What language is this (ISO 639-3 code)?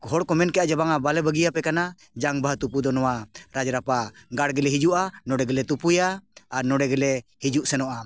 sat